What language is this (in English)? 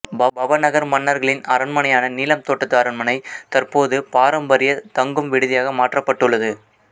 Tamil